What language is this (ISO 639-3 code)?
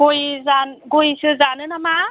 brx